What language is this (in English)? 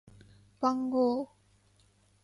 Japanese